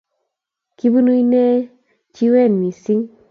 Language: Kalenjin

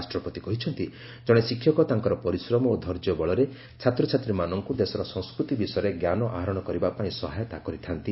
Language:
Odia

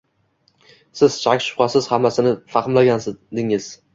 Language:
Uzbek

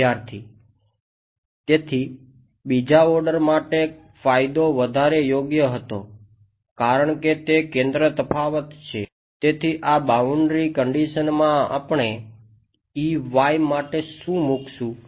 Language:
Gujarati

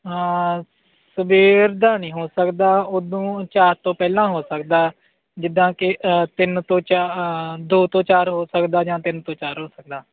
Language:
Punjabi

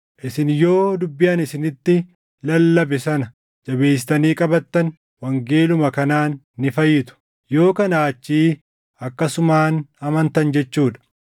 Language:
Oromo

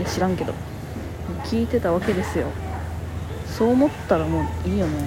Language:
Japanese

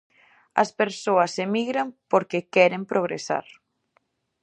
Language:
Galician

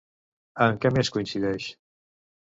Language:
Catalan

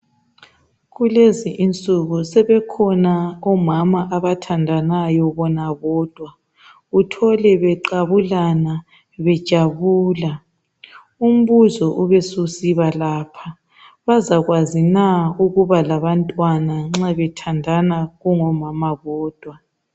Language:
North Ndebele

